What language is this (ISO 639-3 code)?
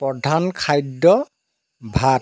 asm